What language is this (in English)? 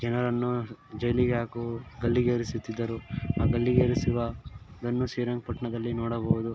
Kannada